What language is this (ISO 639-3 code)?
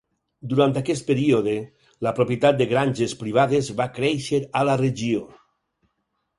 cat